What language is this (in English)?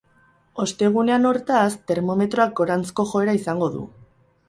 Basque